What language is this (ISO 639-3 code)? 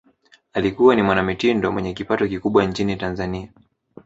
swa